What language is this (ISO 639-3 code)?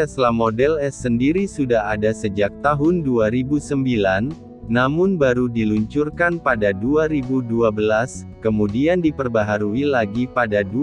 ind